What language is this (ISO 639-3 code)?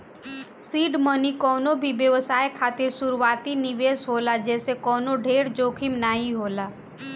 bho